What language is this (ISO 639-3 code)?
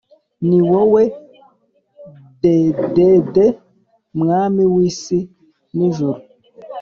kin